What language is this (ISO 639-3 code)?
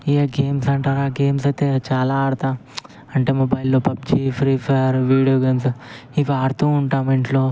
tel